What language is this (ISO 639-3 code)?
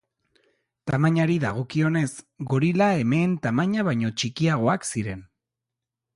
eus